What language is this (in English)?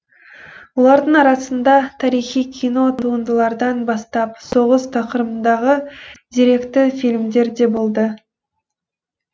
Kazakh